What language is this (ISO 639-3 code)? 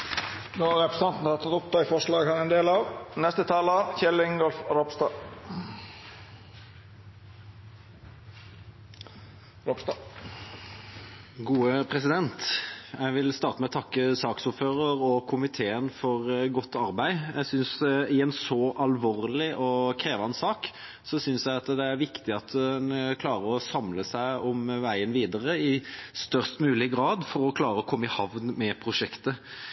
nor